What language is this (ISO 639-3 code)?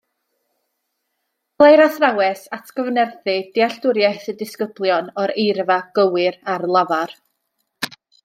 cym